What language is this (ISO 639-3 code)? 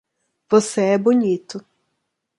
por